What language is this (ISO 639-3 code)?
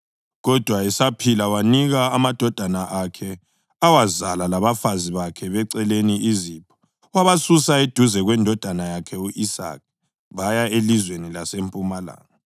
nde